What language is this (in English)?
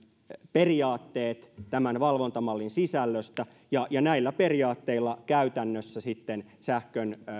Finnish